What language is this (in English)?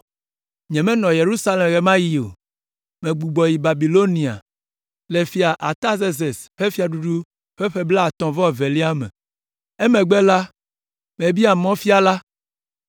Ewe